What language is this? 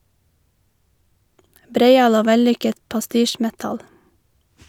Norwegian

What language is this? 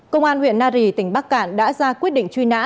Vietnamese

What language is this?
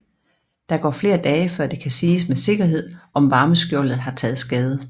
Danish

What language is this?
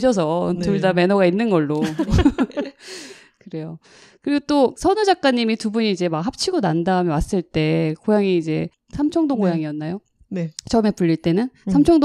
Korean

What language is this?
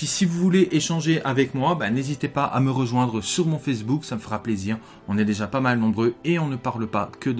French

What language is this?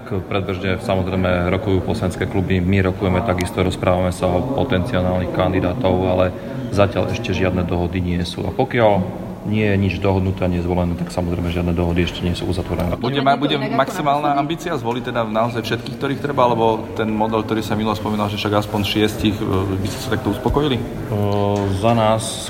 Slovak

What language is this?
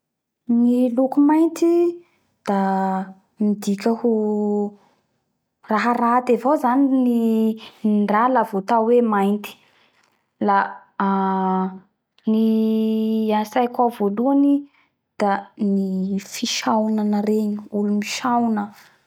Bara Malagasy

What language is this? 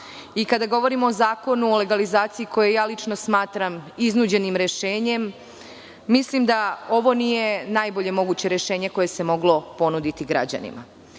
Serbian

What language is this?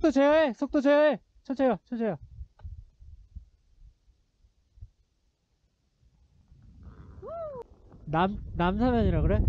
Korean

